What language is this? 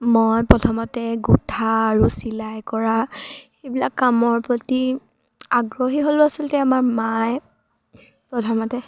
Assamese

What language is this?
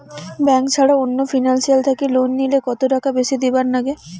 Bangla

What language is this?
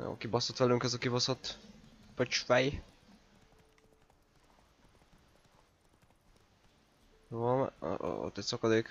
Hungarian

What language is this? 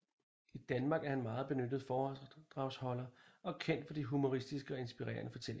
Danish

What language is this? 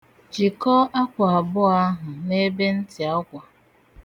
Igbo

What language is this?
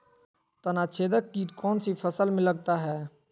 Magahi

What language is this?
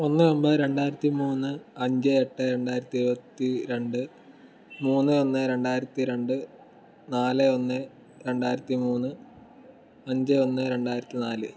Malayalam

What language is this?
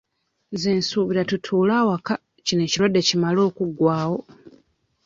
Ganda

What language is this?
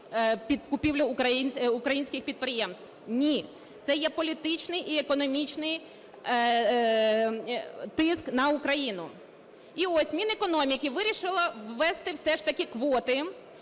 Ukrainian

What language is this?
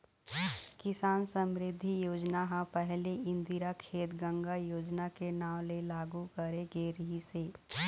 Chhattisgarhi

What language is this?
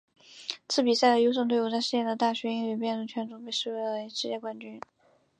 Chinese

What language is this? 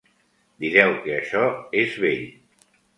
Catalan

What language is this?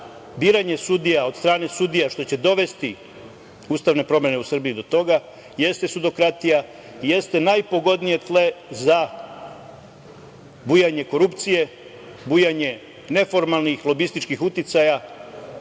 Serbian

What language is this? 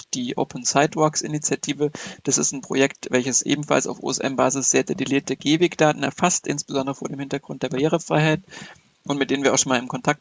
German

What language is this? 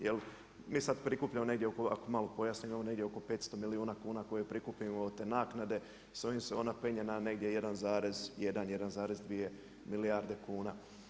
Croatian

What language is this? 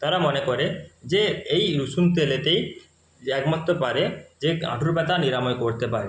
Bangla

